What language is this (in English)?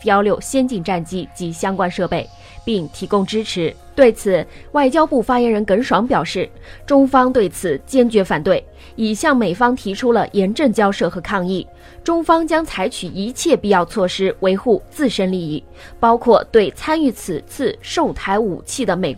Chinese